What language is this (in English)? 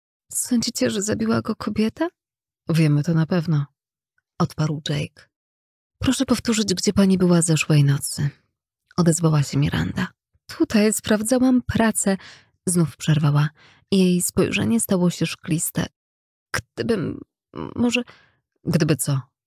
Polish